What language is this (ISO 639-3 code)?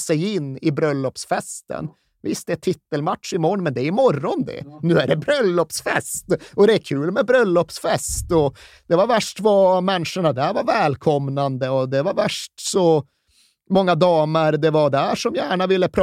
swe